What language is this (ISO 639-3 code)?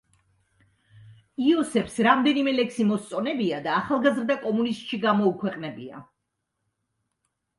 kat